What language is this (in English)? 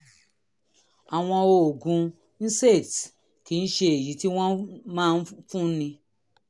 Yoruba